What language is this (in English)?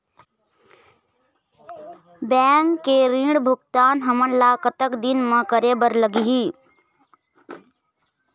Chhattisgarhi